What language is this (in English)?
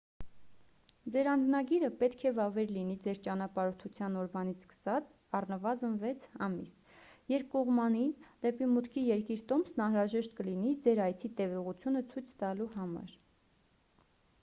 Armenian